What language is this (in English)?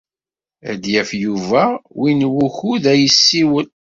Kabyle